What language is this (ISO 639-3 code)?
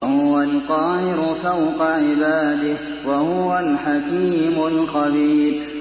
ara